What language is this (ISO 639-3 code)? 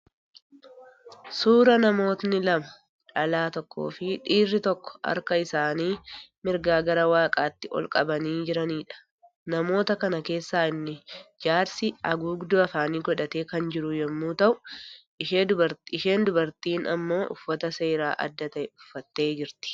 orm